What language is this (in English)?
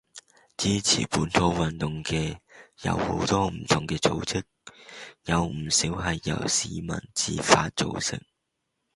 Cantonese